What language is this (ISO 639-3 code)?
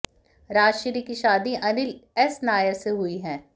hin